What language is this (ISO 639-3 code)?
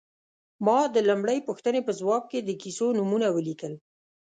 pus